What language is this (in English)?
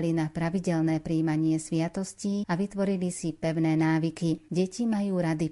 Slovak